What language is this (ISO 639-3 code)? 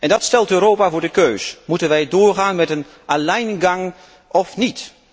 nld